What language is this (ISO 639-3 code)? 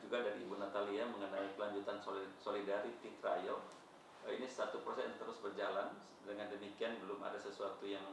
ind